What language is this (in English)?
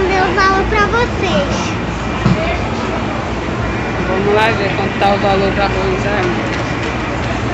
Portuguese